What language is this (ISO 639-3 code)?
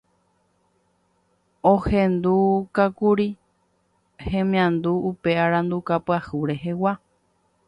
grn